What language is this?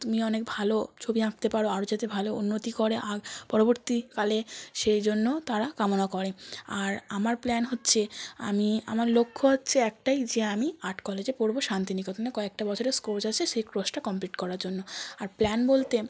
Bangla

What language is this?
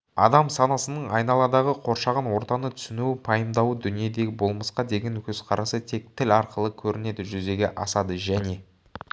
Kazakh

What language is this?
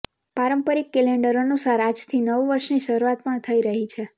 Gujarati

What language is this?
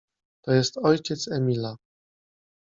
Polish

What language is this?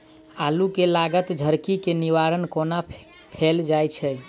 Maithili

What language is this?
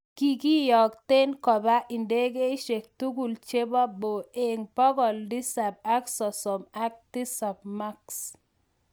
Kalenjin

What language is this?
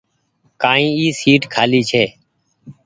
Goaria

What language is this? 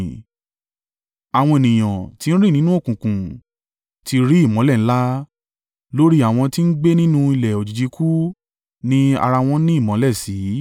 Yoruba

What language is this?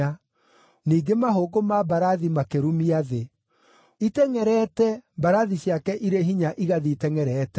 Kikuyu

